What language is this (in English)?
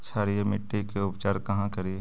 Magahi